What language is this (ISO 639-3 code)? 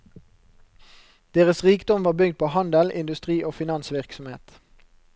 nor